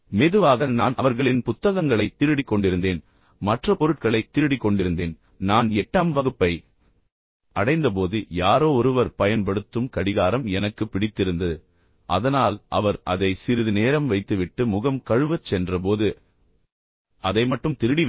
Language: Tamil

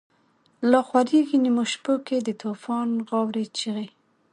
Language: Pashto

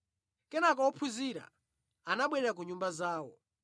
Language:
Nyanja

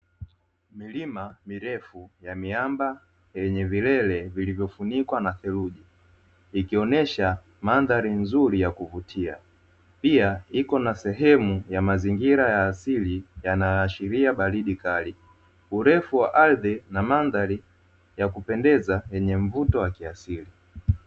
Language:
Swahili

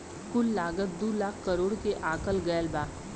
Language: Bhojpuri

